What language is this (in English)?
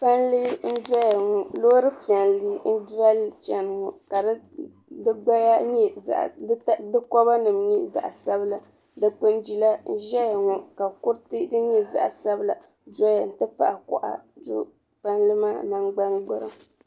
Dagbani